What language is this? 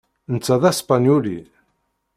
Kabyle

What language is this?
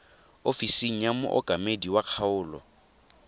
Tswana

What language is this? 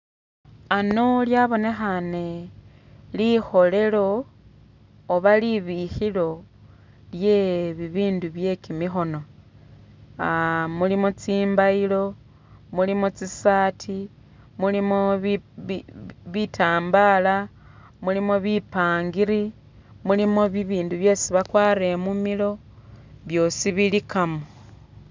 Masaaba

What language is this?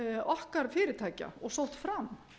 Icelandic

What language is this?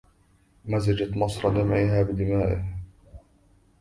Arabic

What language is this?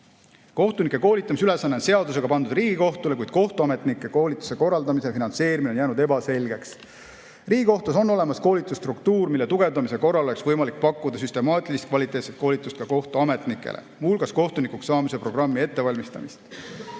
Estonian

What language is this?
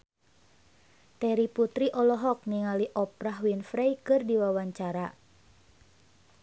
Sundanese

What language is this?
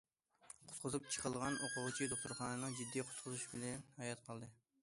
Uyghur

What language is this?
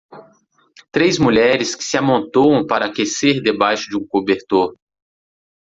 Portuguese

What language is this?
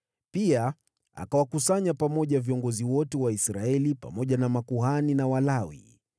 Swahili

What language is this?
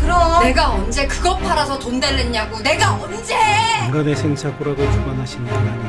Korean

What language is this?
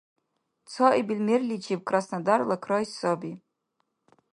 Dargwa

